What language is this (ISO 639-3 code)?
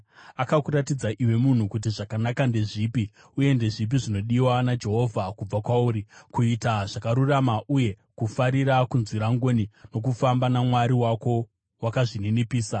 sna